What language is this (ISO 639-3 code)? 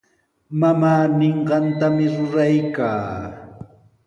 qws